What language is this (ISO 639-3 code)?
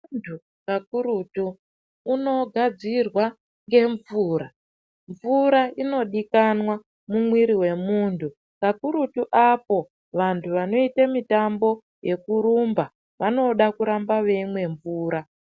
ndc